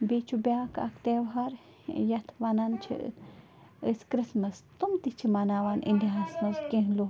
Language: Kashmiri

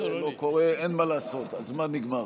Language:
Hebrew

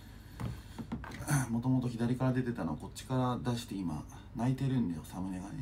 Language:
Japanese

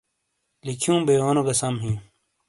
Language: Shina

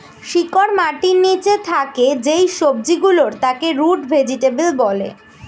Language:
Bangla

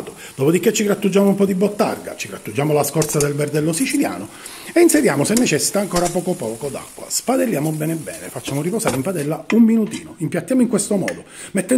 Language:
Italian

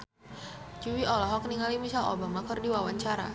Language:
Sundanese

